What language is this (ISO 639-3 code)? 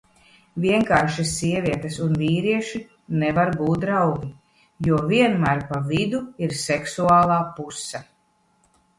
lav